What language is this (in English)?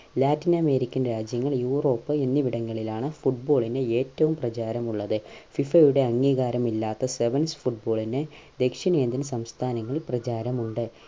Malayalam